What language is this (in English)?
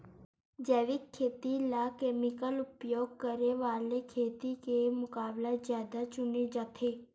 Chhattisgarhi